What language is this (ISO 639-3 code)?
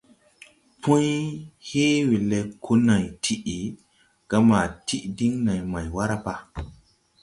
tui